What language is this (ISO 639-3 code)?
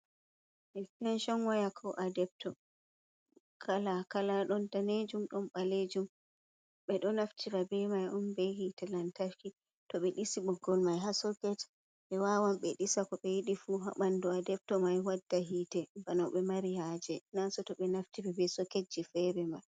ful